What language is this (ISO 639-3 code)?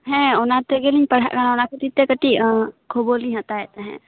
sat